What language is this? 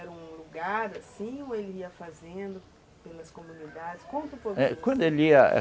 Portuguese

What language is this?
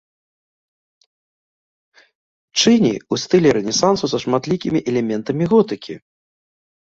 Belarusian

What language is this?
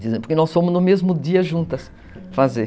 Portuguese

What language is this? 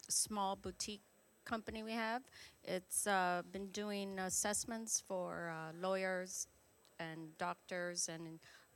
English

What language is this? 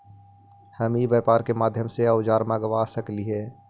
Magahi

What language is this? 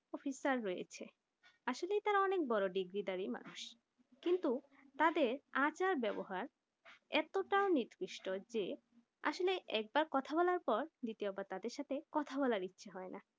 Bangla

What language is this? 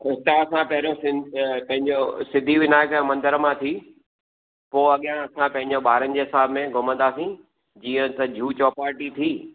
Sindhi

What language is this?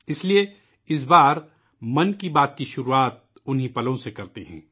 Urdu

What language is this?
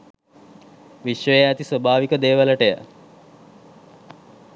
Sinhala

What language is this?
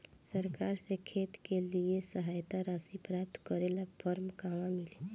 Bhojpuri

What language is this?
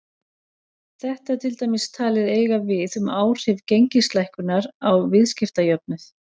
Icelandic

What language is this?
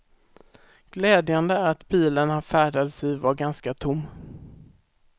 Swedish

